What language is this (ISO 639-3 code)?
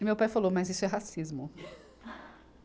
por